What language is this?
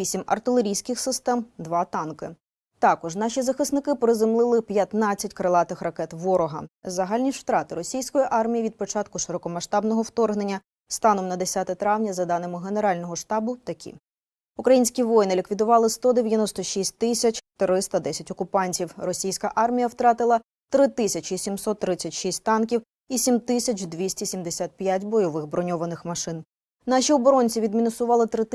Ukrainian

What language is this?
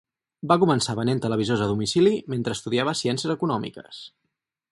Catalan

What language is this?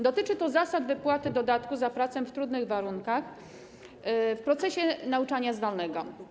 Polish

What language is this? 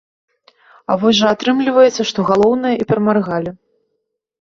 Belarusian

